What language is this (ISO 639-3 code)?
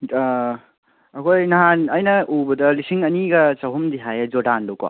mni